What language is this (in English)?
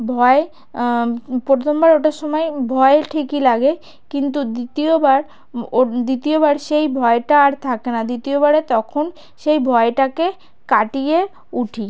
Bangla